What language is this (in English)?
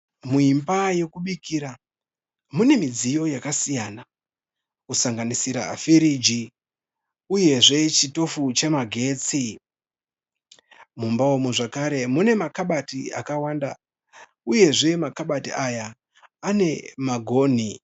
Shona